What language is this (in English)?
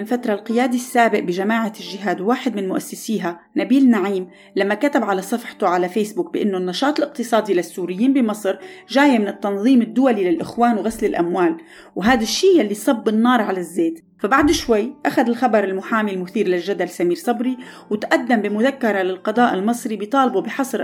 Arabic